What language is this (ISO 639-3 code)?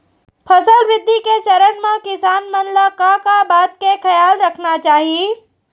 hne